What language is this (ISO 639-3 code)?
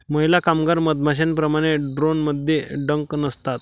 mar